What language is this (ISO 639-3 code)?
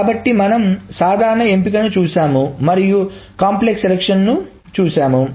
tel